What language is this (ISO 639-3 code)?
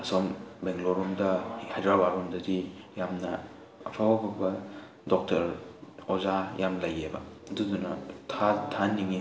mni